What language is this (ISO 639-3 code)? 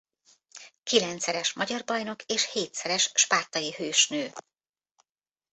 hun